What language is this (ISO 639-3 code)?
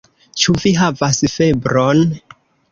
epo